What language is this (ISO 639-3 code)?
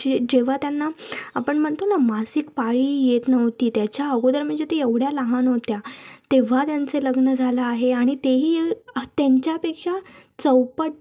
mar